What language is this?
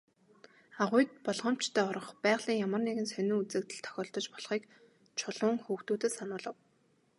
Mongolian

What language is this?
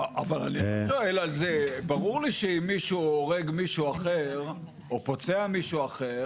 Hebrew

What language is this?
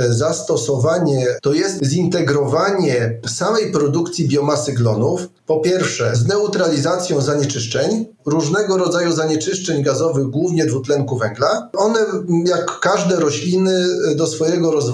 Polish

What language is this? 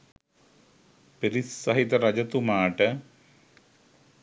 Sinhala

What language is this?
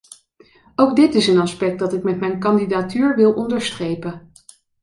Dutch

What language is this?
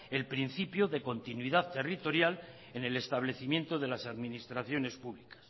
Spanish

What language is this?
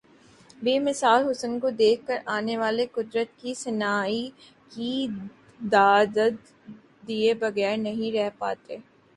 Urdu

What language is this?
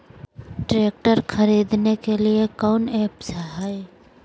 Magahi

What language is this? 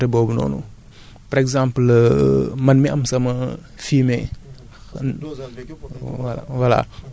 Wolof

